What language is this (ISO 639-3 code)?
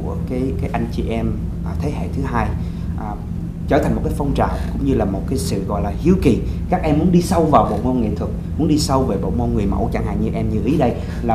vie